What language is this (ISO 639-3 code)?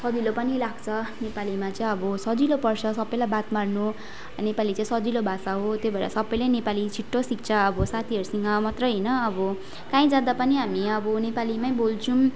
nep